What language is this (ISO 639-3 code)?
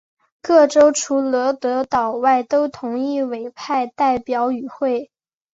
zho